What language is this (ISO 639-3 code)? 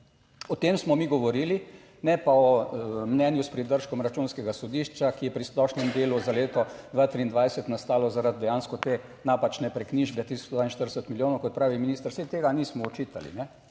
slv